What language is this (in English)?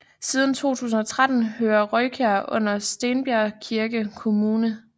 Danish